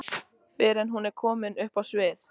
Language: Icelandic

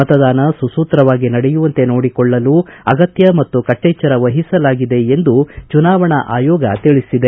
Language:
Kannada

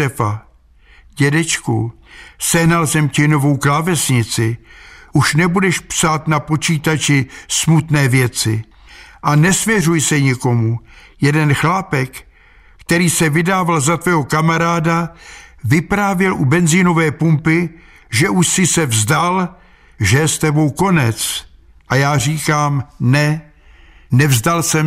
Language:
Czech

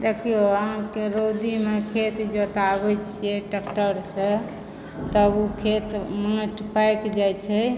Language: Maithili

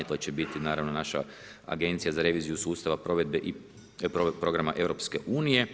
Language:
Croatian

